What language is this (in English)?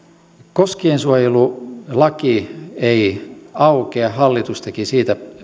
Finnish